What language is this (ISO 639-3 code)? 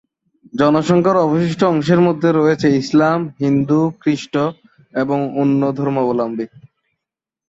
ben